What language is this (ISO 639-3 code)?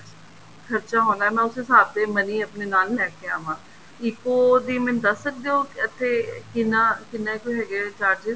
pan